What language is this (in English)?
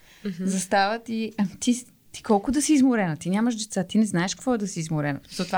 Bulgarian